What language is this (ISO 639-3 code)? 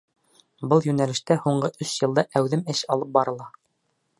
bak